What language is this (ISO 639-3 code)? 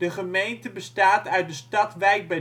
nld